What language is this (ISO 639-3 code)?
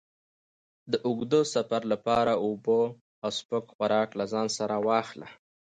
pus